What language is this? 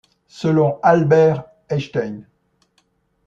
French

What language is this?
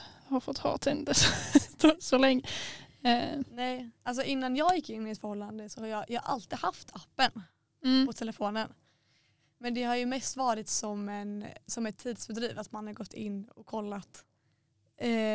Swedish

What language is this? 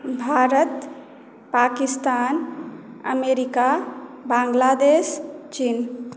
Maithili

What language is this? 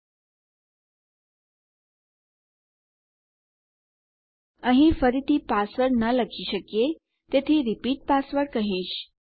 Gujarati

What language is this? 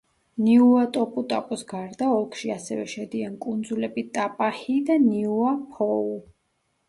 Georgian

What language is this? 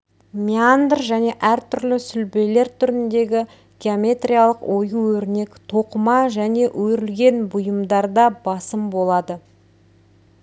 Kazakh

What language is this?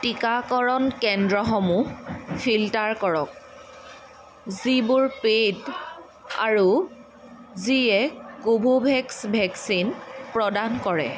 Assamese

